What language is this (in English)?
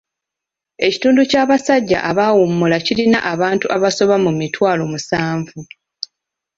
Ganda